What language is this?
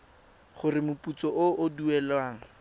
Tswana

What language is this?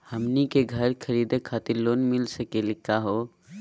Magahi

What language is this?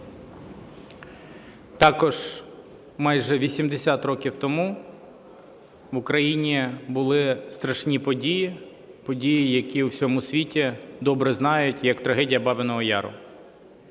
Ukrainian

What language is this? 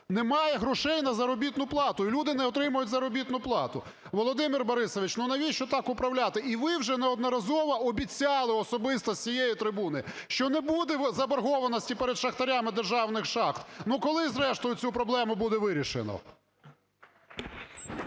Ukrainian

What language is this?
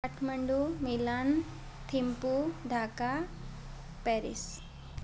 Nepali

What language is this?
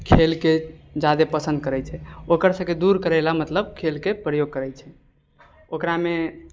Maithili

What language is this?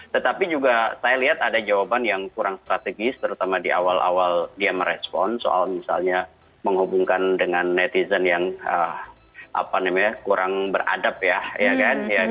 Indonesian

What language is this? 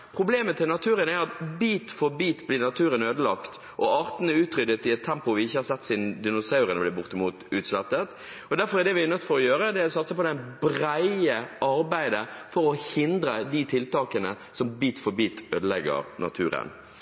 Norwegian Bokmål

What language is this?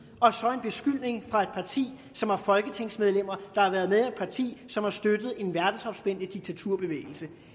Danish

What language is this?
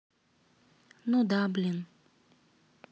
Russian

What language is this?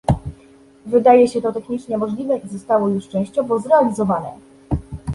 Polish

